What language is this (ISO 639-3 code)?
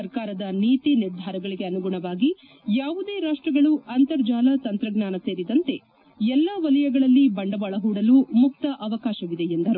kan